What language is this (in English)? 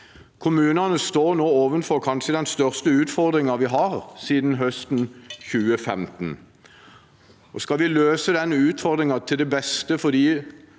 Norwegian